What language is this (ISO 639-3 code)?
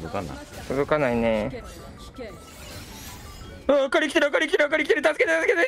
jpn